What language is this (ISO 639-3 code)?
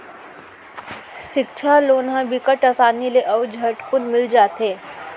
hne